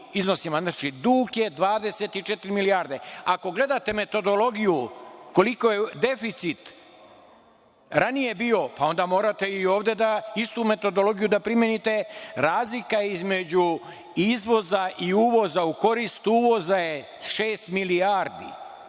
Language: Serbian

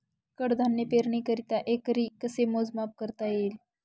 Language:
Marathi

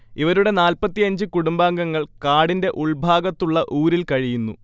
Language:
Malayalam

